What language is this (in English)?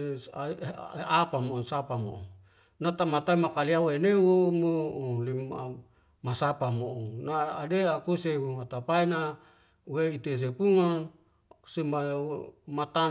Wemale